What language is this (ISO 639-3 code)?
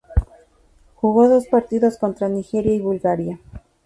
spa